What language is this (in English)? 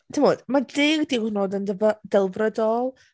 Welsh